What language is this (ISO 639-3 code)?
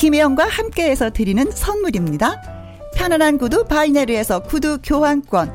kor